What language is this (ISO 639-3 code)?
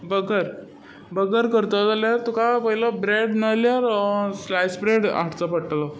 kok